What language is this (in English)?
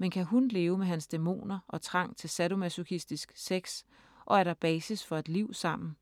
Danish